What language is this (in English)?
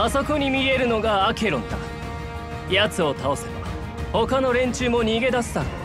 Japanese